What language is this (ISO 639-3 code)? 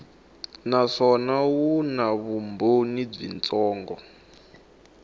tso